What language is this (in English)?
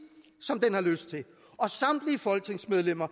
Danish